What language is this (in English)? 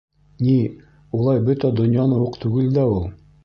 Bashkir